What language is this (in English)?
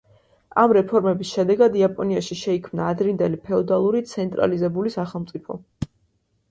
Georgian